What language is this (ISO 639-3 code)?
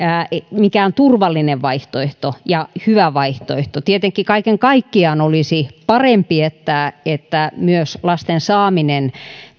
fin